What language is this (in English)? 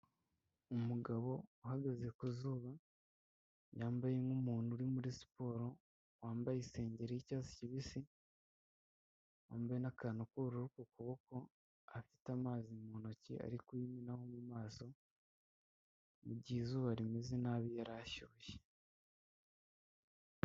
Kinyarwanda